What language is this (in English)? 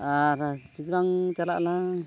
Santali